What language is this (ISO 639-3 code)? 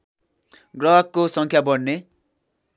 nep